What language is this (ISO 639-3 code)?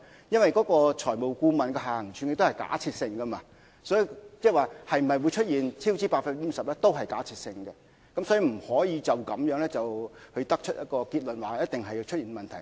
yue